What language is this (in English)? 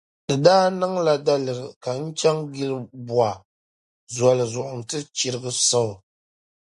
Dagbani